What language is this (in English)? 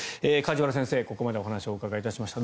Japanese